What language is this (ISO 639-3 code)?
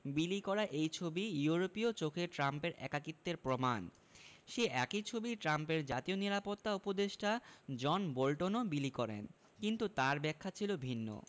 ben